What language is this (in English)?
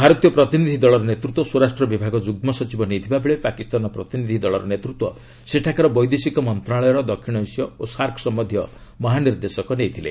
Odia